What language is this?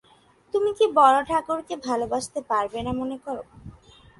Bangla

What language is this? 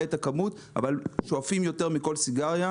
Hebrew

